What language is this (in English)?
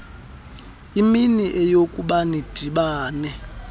Xhosa